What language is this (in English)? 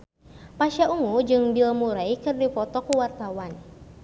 Sundanese